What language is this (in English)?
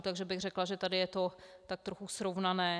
Czech